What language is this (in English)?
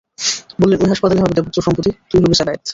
Bangla